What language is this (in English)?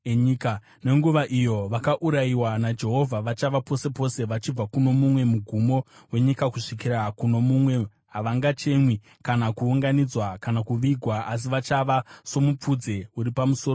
Shona